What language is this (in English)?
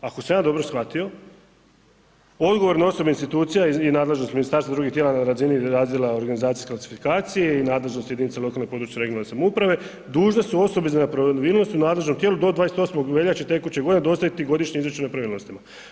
Croatian